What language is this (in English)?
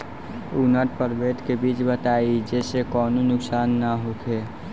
Bhojpuri